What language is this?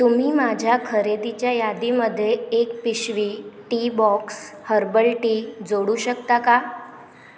Marathi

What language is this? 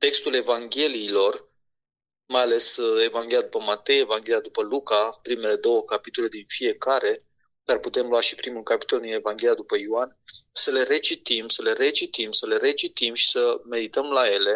Romanian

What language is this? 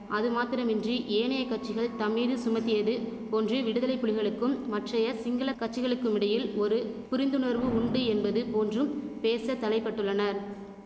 Tamil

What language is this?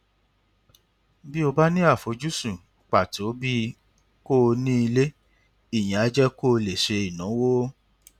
Yoruba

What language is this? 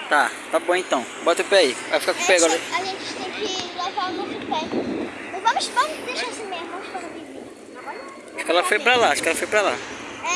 Portuguese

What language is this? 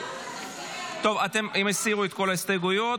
Hebrew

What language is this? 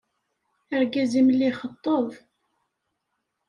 Kabyle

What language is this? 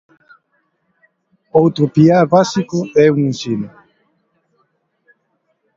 Galician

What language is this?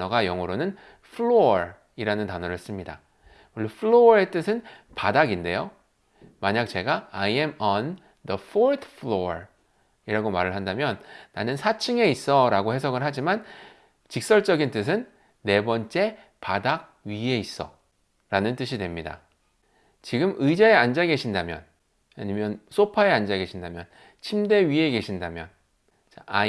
Korean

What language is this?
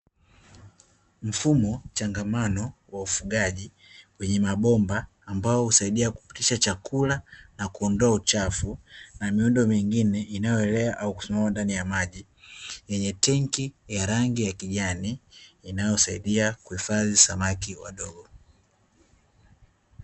Swahili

